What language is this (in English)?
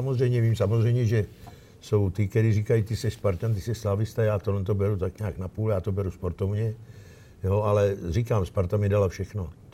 Czech